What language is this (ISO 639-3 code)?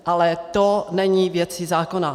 ces